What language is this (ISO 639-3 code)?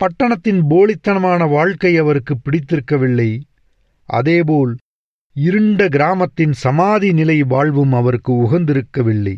tam